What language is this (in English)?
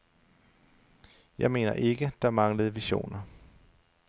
Danish